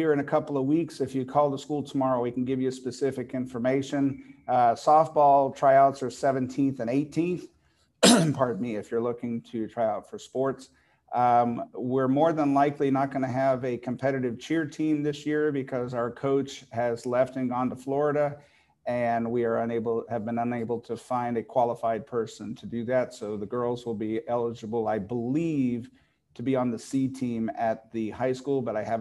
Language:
English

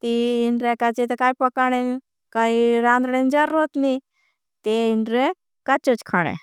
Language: Bhili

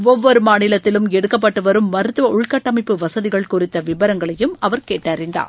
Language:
Tamil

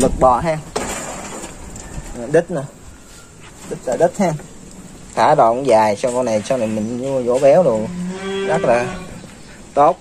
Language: Vietnamese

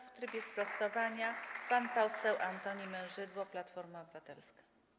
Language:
Polish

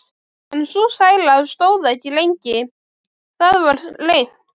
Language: Icelandic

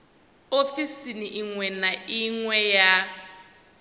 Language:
Venda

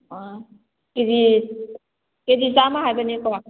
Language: Manipuri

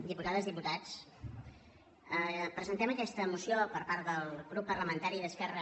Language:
Catalan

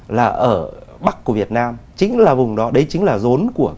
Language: Vietnamese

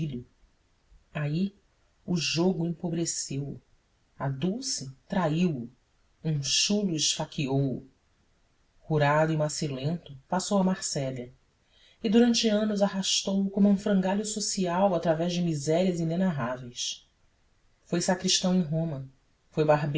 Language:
Portuguese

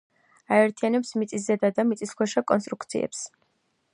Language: Georgian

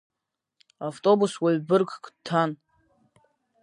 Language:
Abkhazian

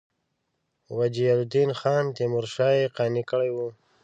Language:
Pashto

